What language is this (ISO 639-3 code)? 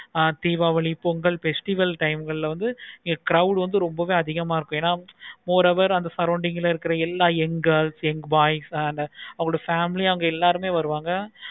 tam